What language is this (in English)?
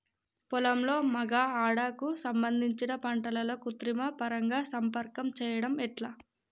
Telugu